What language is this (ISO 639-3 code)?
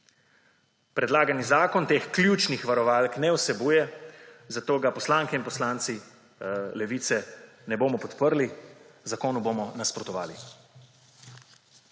slv